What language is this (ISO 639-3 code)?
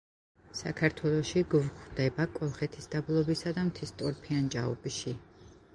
kat